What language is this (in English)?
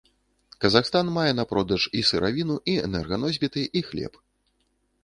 Belarusian